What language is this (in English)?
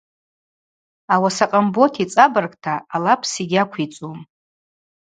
Abaza